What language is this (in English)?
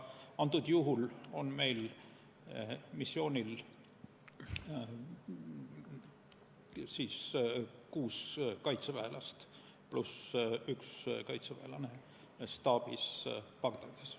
Estonian